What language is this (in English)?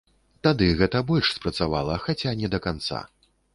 Belarusian